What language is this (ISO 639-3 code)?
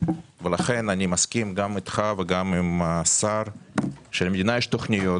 heb